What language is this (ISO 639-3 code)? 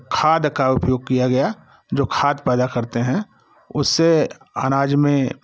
hin